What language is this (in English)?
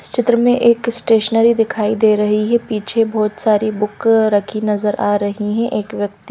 Hindi